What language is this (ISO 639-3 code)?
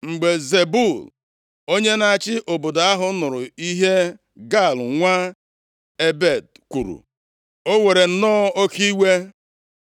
ibo